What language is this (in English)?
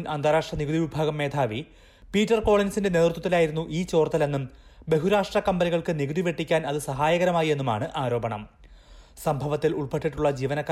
Malayalam